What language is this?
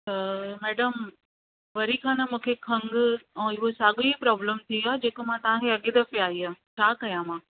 Sindhi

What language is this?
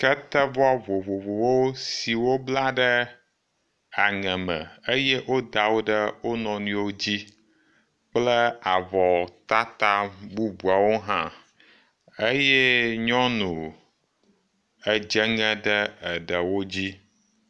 Ewe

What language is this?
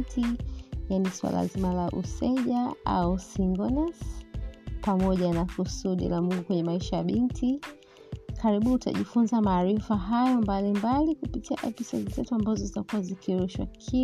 Swahili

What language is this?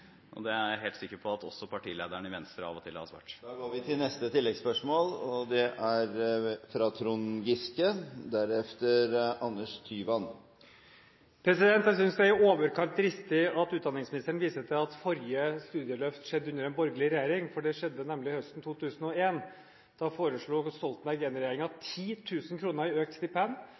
Norwegian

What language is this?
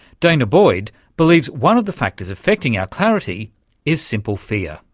English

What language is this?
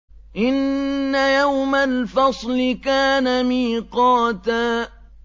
Arabic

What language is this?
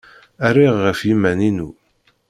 Kabyle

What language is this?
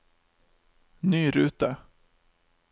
Norwegian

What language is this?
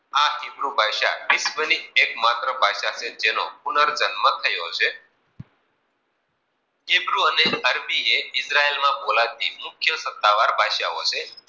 Gujarati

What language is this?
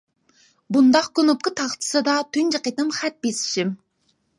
Uyghur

